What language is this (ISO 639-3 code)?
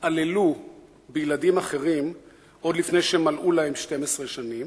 heb